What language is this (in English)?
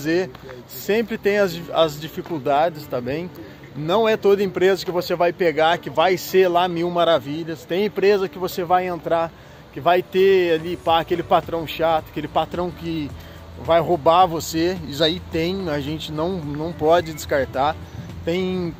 Portuguese